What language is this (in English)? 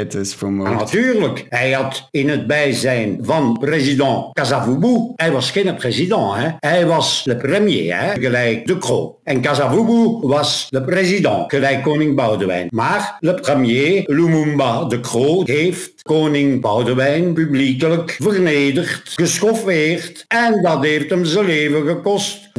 Dutch